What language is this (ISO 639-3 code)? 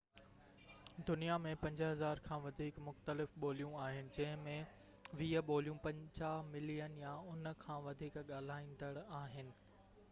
snd